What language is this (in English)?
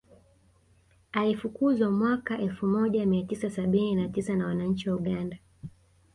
Swahili